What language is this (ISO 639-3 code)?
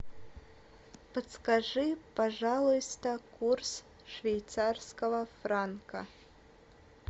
rus